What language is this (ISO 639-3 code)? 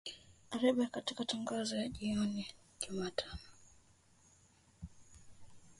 swa